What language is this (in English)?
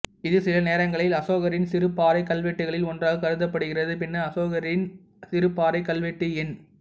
Tamil